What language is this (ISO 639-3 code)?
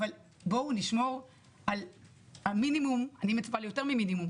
heb